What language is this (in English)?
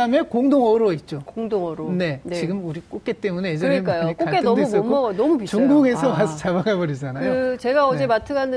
Korean